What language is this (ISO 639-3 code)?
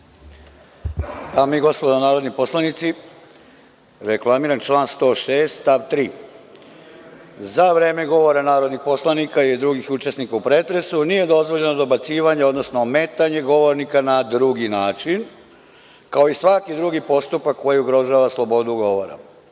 srp